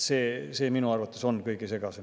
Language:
Estonian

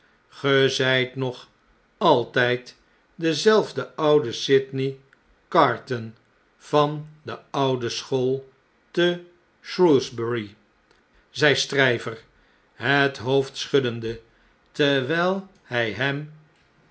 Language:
Dutch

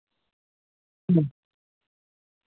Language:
Santali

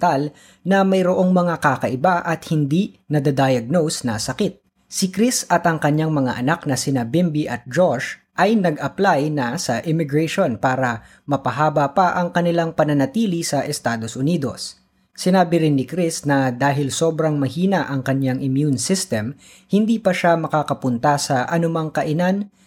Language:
Filipino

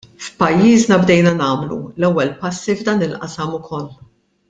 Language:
Maltese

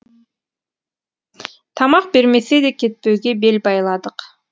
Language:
Kazakh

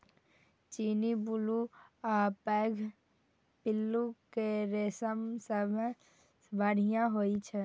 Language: Maithili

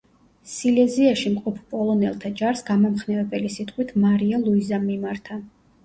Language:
Georgian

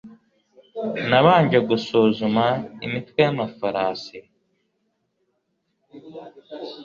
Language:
Kinyarwanda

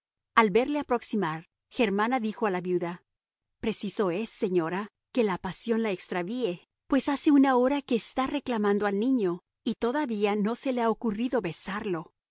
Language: Spanish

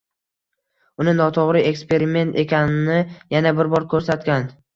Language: Uzbek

